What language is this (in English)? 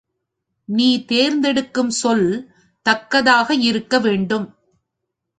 Tamil